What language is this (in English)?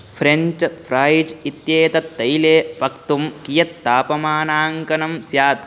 Sanskrit